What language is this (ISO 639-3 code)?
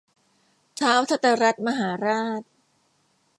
tha